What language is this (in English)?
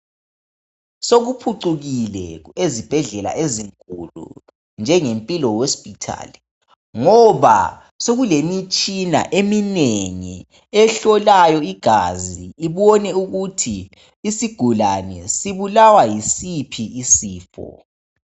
North Ndebele